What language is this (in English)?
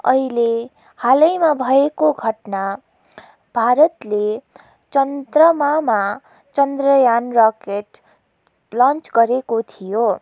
Nepali